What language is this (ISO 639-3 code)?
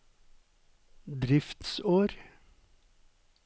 nor